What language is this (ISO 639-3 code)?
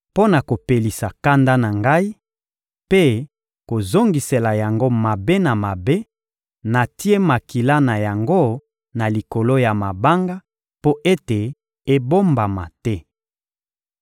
lin